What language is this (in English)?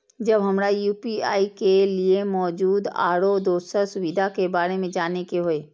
Maithili